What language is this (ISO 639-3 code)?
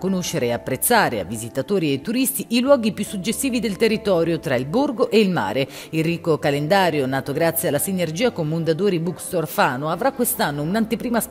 ita